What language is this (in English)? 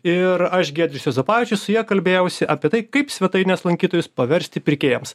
Lithuanian